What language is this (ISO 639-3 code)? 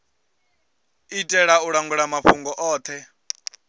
ven